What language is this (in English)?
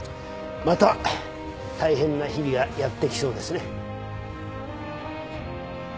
Japanese